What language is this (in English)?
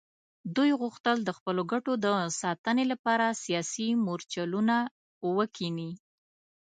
Pashto